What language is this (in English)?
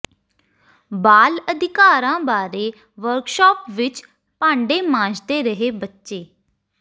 Punjabi